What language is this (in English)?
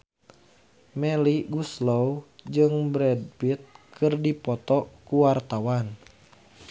Sundanese